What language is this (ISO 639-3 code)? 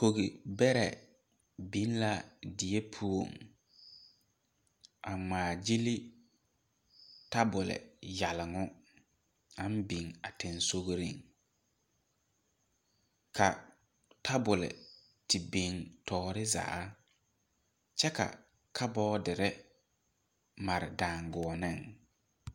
dga